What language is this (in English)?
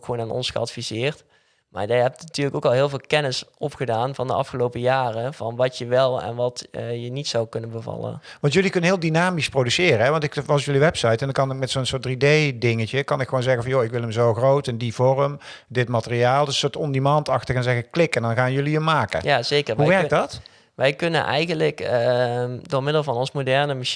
Dutch